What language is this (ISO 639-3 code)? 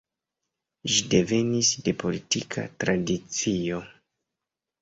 epo